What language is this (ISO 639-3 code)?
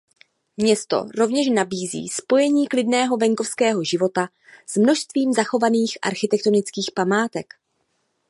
ces